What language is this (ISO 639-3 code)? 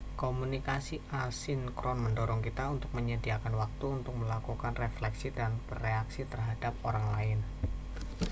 ind